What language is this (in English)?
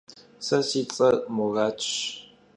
Kabardian